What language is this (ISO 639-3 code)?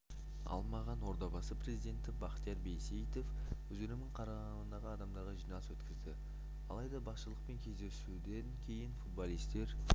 kaz